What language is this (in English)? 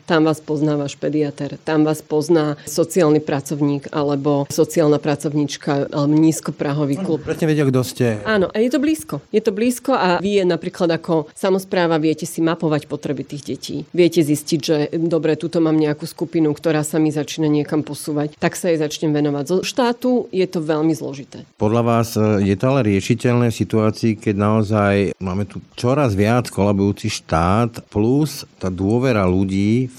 Slovak